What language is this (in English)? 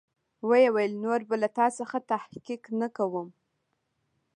Pashto